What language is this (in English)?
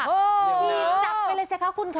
Thai